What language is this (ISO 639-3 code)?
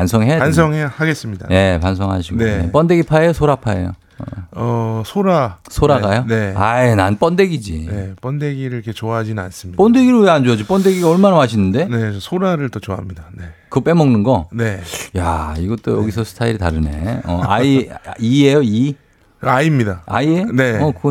kor